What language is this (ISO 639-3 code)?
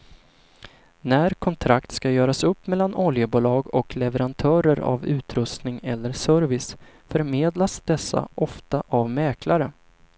swe